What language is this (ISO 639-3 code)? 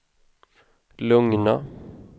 swe